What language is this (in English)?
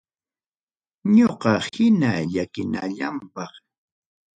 Ayacucho Quechua